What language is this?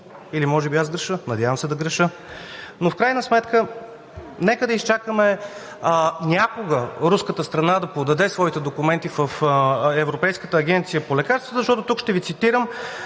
Bulgarian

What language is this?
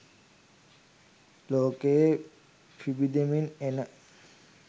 Sinhala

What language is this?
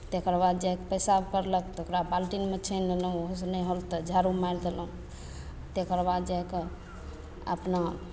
Maithili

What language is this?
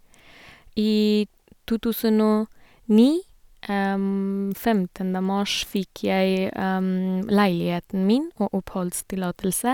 Norwegian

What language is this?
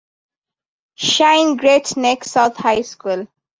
English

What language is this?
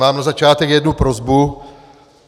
Czech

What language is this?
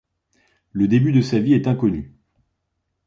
French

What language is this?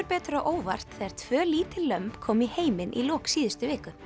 Icelandic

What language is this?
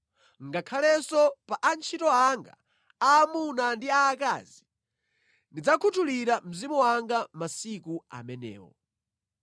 Nyanja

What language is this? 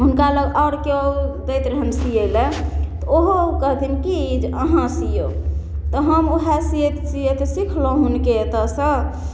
Maithili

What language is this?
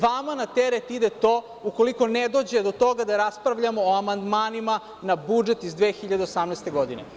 Serbian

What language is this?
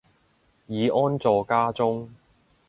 Cantonese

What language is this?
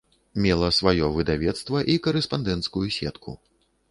Belarusian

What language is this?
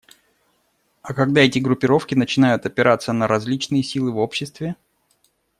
Russian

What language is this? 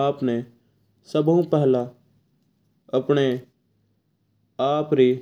Mewari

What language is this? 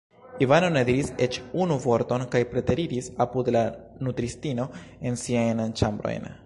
Esperanto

